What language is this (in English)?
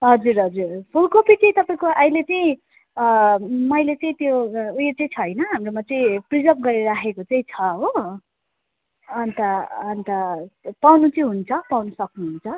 Nepali